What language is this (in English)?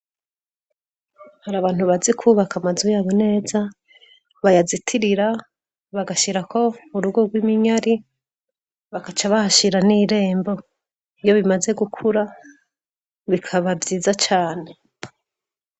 Rundi